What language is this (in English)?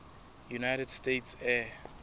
Southern Sotho